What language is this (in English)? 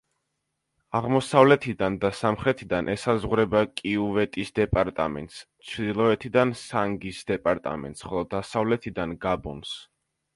Georgian